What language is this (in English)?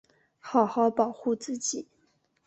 Chinese